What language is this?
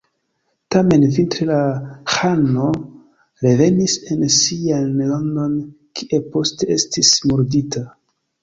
Esperanto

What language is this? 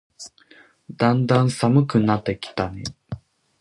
Japanese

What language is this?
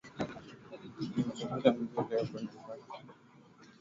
Swahili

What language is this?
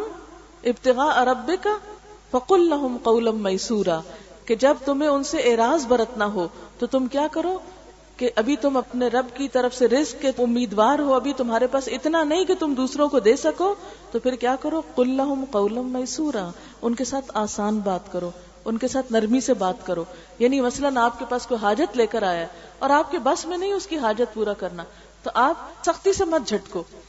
Urdu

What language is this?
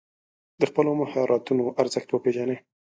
Pashto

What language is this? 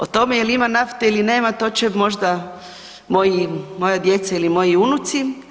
Croatian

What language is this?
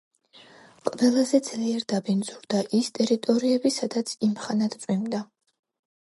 Georgian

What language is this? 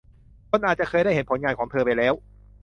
Thai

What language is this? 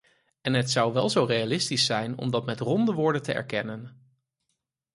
Dutch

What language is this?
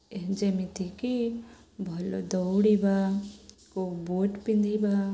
Odia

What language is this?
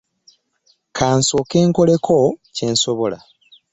Ganda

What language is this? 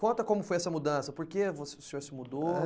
Portuguese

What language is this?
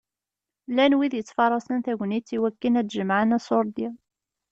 Kabyle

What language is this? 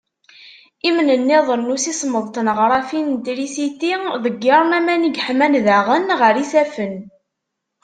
Kabyle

